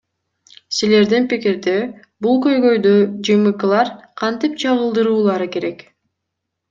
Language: Kyrgyz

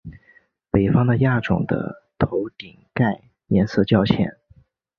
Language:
Chinese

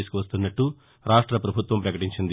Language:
Telugu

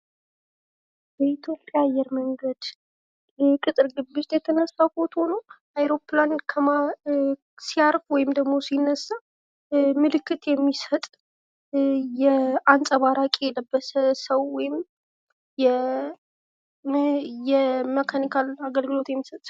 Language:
Amharic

